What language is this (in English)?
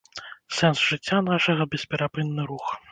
Belarusian